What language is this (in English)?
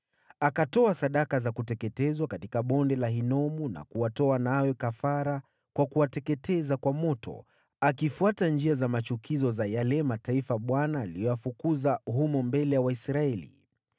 Swahili